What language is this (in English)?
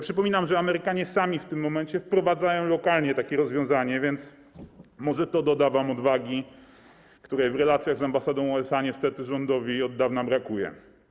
Polish